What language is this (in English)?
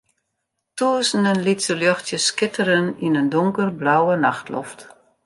Western Frisian